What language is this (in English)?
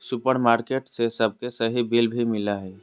Magahi